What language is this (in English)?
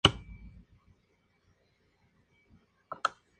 Spanish